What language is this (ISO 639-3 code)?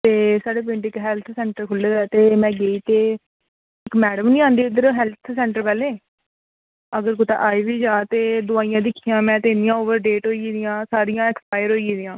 doi